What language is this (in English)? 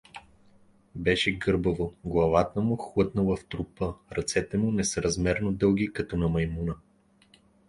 Bulgarian